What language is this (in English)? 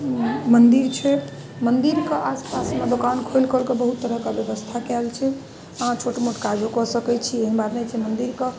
Maithili